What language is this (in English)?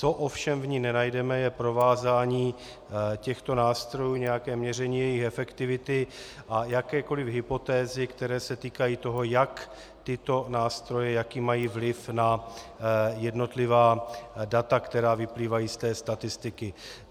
Czech